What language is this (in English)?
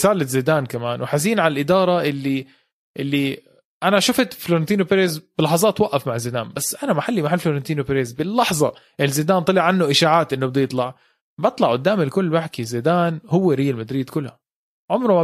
Arabic